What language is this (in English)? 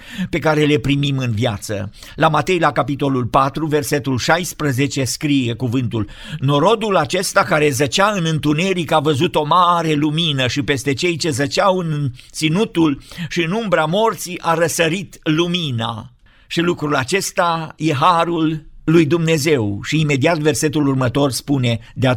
Romanian